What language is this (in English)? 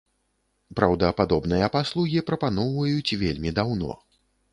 Belarusian